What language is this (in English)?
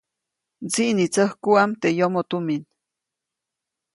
Copainalá Zoque